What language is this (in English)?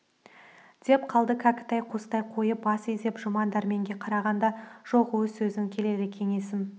Kazakh